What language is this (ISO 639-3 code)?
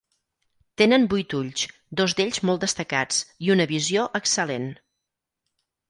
cat